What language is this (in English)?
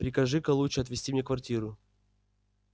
Russian